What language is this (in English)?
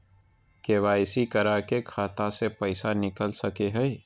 Magahi